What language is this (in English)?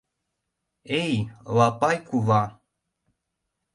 Mari